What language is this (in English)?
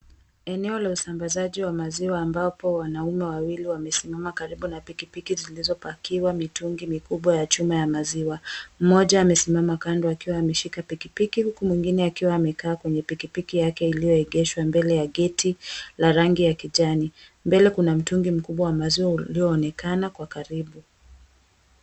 Swahili